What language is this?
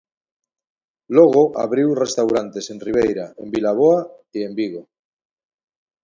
Galician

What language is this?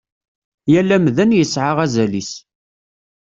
Kabyle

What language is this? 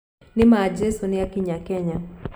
Kikuyu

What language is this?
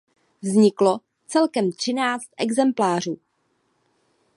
Czech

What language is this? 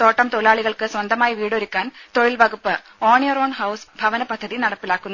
Malayalam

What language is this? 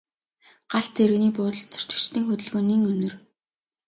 Mongolian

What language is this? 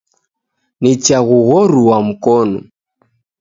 Taita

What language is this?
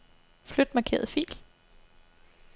Danish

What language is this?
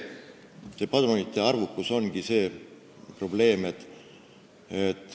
Estonian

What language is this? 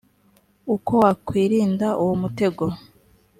Kinyarwanda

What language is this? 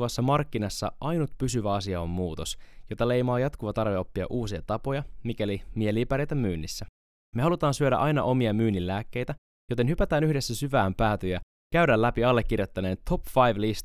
Finnish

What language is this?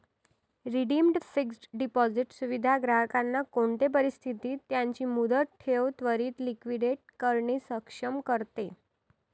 Marathi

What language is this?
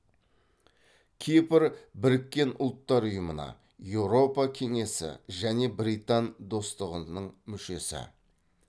Kazakh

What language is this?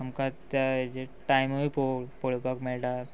Konkani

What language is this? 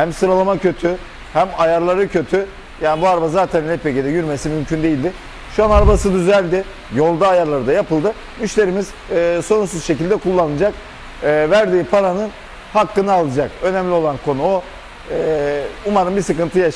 Turkish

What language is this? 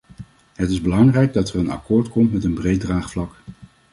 Dutch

